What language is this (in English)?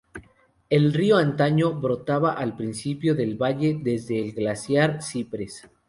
Spanish